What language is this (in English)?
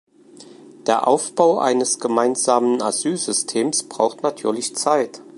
German